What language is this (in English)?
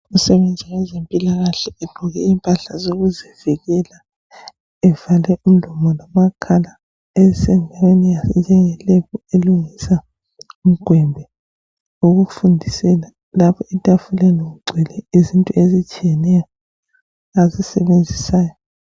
North Ndebele